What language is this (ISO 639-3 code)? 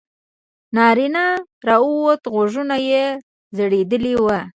pus